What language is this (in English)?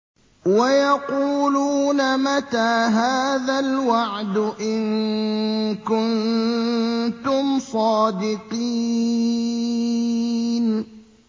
Arabic